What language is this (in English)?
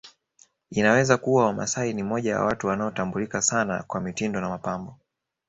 Swahili